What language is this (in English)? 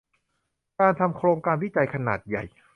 Thai